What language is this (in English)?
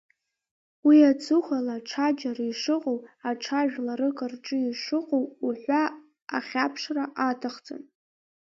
Abkhazian